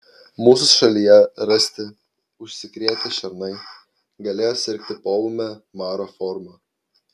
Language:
Lithuanian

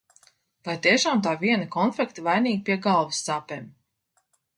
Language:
Latvian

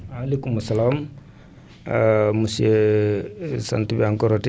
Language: Wolof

